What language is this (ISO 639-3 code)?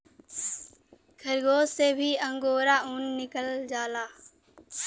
bho